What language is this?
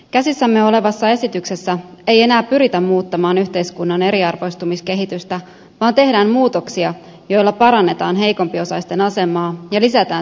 Finnish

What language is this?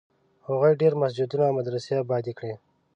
Pashto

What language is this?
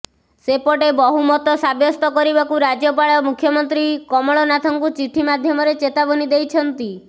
Odia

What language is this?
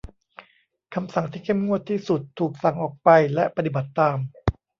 Thai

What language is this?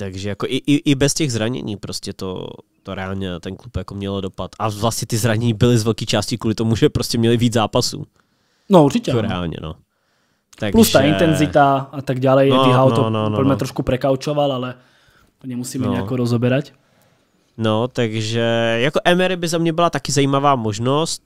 Czech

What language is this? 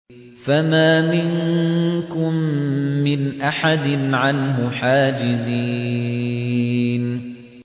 Arabic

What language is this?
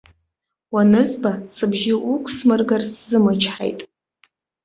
Abkhazian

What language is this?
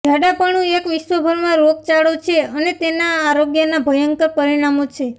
Gujarati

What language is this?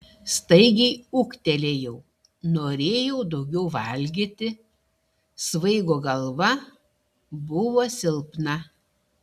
Lithuanian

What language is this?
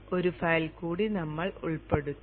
Malayalam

